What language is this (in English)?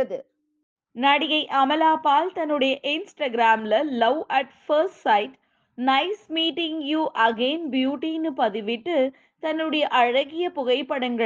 Tamil